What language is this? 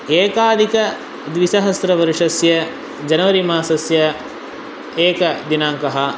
Sanskrit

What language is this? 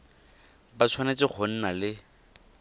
Tswana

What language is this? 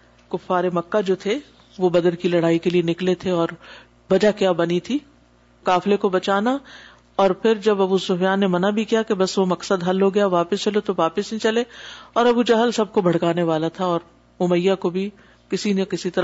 Urdu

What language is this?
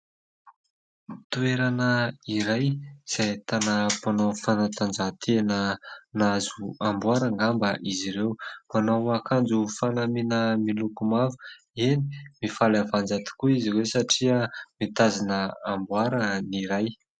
Malagasy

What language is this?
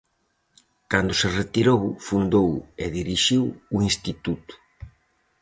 Galician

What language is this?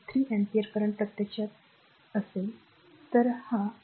Marathi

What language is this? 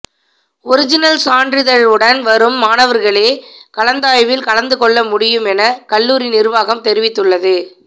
Tamil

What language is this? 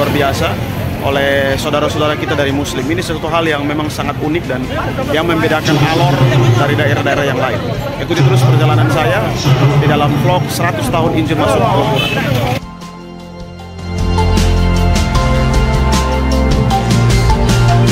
Indonesian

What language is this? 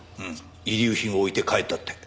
Japanese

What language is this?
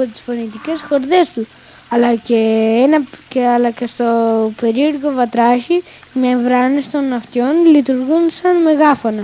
Greek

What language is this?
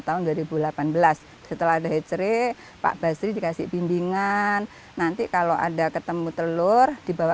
Indonesian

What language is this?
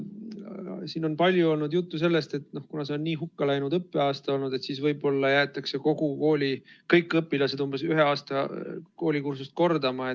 Estonian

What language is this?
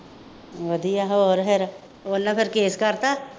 Punjabi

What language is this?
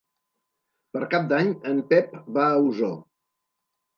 Catalan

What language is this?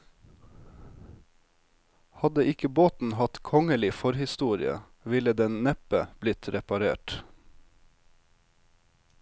Norwegian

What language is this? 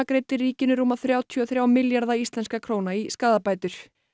Icelandic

